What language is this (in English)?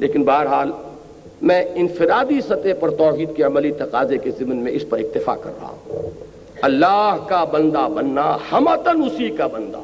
Urdu